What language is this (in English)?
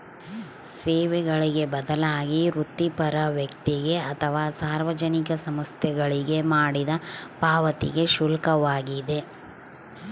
Kannada